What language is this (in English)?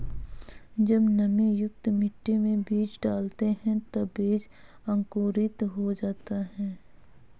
Hindi